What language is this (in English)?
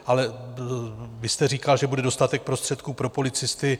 Czech